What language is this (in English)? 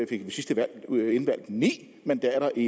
Danish